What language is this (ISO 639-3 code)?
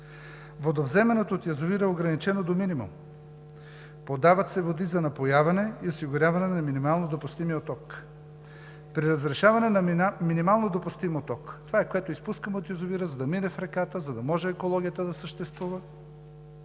bul